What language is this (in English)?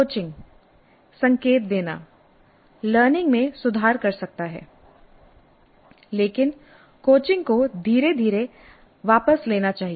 Hindi